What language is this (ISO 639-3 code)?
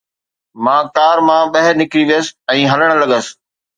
snd